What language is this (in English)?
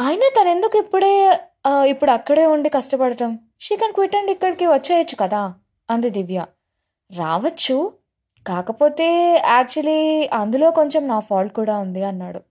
Telugu